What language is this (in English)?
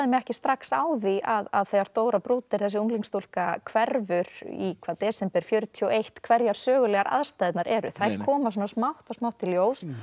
Icelandic